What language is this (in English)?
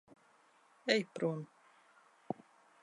Latvian